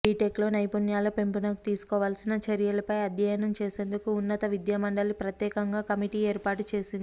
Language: Telugu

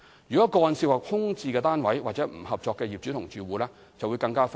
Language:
Cantonese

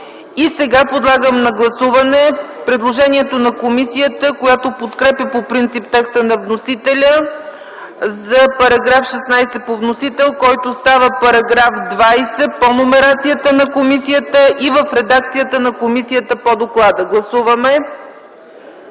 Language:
Bulgarian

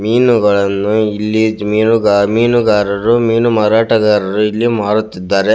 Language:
Kannada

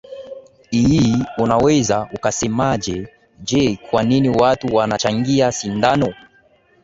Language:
Swahili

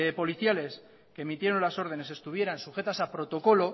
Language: Spanish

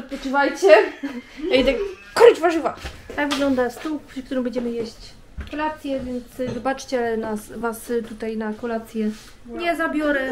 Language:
Polish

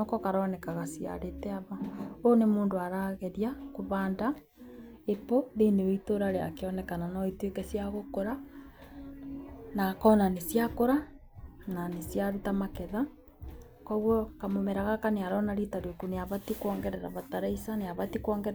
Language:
Kikuyu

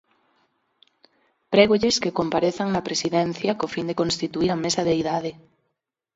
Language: Galician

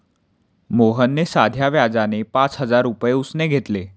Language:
Marathi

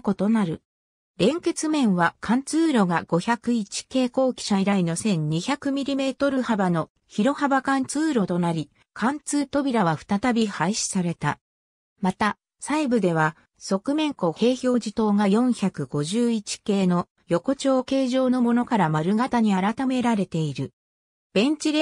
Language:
Japanese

